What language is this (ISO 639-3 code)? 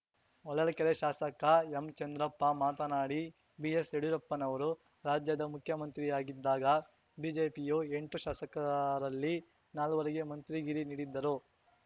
kan